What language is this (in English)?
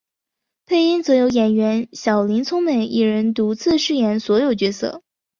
Chinese